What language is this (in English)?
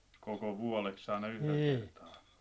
Finnish